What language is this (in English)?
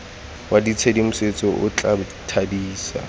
Tswana